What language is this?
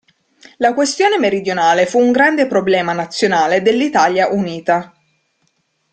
Italian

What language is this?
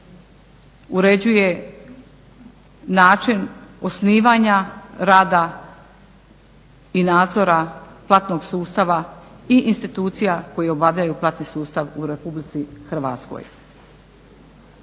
Croatian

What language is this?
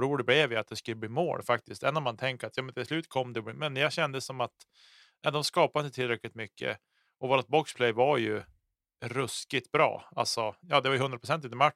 Swedish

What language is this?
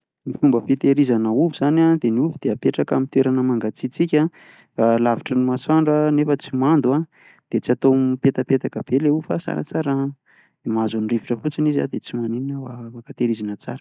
Malagasy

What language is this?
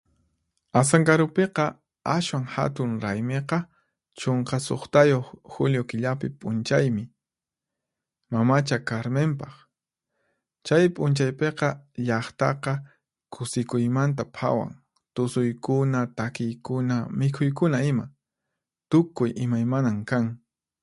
Puno Quechua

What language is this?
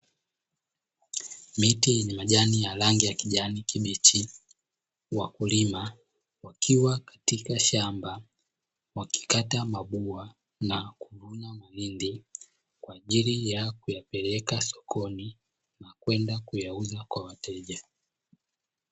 Swahili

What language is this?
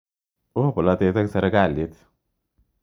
Kalenjin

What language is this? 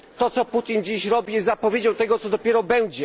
Polish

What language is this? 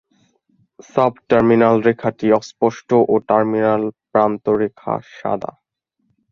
Bangla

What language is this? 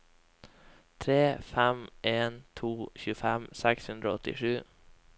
Norwegian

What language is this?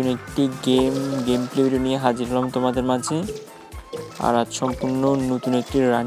Romanian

